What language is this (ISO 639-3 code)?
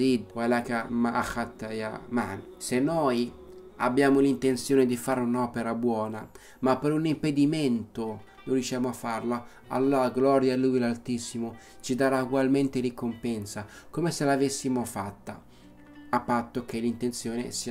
ita